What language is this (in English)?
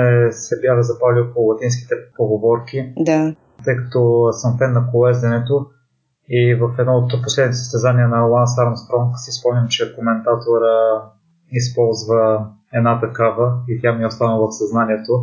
Bulgarian